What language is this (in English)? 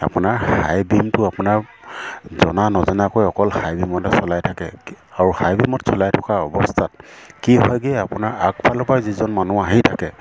Assamese